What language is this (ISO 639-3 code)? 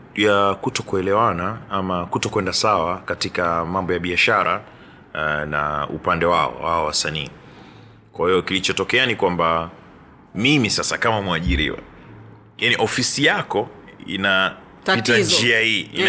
swa